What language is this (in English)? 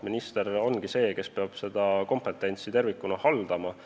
Estonian